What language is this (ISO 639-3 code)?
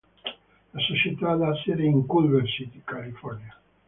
ita